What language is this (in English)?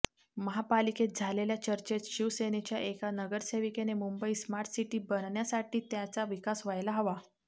Marathi